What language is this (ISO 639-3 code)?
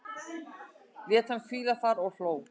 isl